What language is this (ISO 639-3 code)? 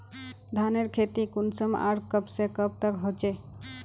mag